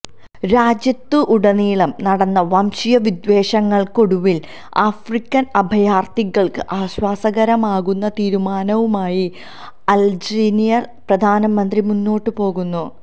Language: Malayalam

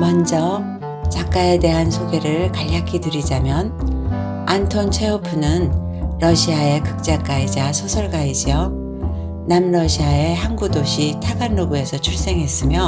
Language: Korean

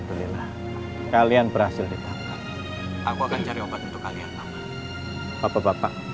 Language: Indonesian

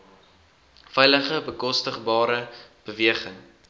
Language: Afrikaans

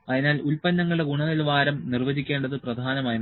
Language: Malayalam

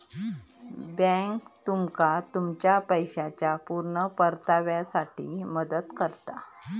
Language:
Marathi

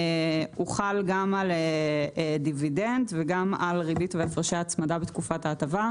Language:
Hebrew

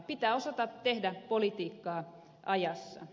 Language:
Finnish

